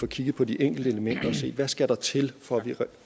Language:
Danish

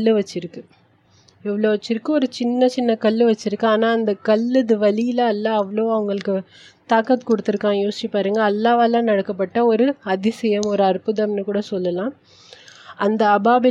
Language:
Tamil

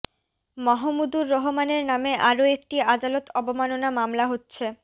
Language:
Bangla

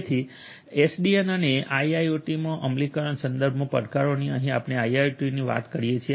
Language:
Gujarati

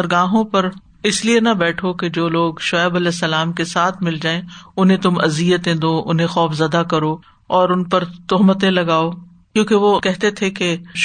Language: Urdu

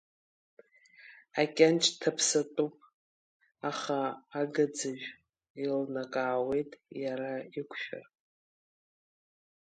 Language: Abkhazian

